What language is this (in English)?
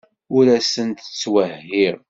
Kabyle